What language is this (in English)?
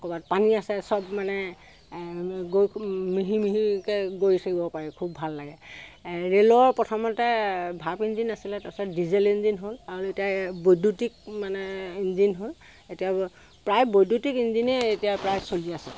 Assamese